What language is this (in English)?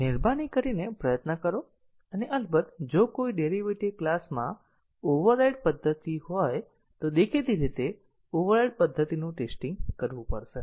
Gujarati